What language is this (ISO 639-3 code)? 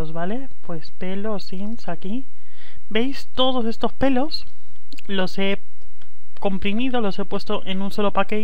spa